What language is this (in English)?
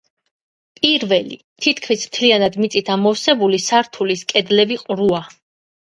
Georgian